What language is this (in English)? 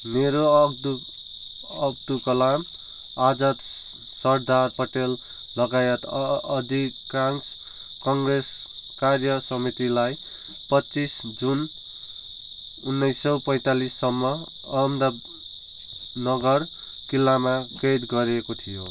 Nepali